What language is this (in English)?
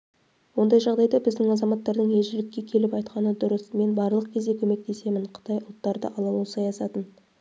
Kazakh